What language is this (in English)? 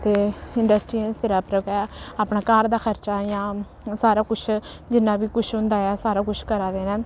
Dogri